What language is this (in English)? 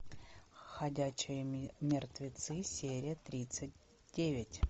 Russian